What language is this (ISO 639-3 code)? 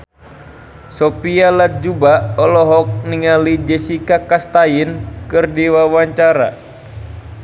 sun